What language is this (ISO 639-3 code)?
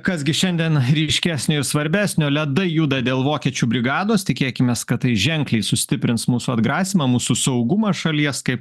lit